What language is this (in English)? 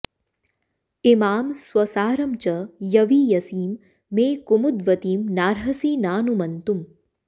Sanskrit